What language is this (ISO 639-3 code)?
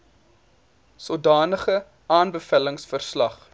afr